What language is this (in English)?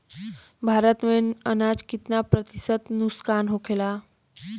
Bhojpuri